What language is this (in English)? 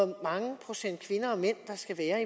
Danish